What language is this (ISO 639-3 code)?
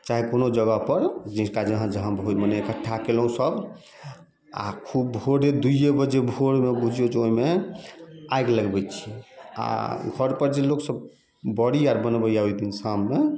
mai